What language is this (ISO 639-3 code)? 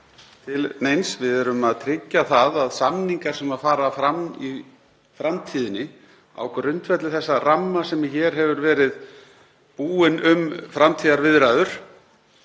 isl